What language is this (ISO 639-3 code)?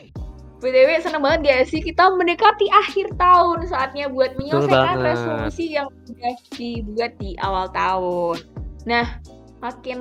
ind